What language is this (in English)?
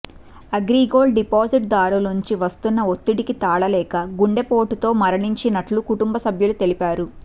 Telugu